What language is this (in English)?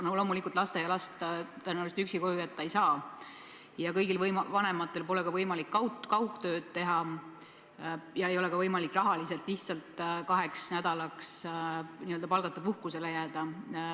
Estonian